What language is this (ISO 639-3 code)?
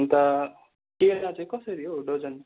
nep